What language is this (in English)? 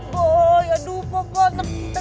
Indonesian